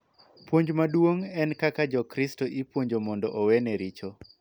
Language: Luo (Kenya and Tanzania)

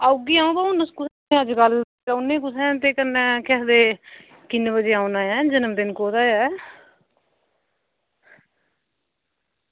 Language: Dogri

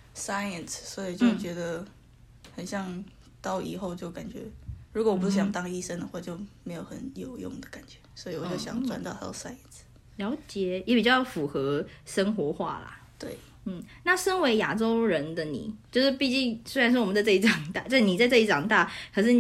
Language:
Chinese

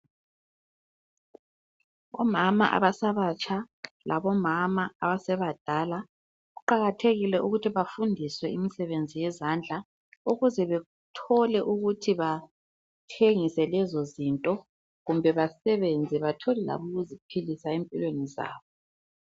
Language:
North Ndebele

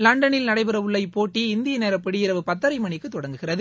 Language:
Tamil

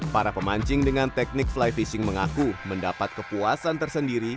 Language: Indonesian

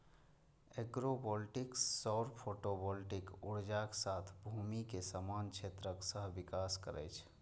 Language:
Maithili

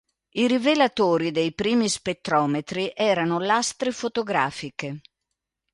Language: Italian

